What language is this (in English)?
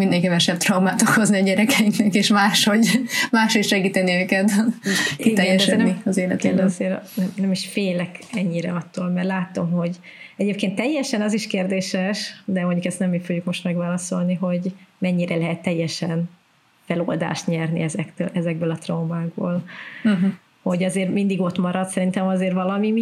Hungarian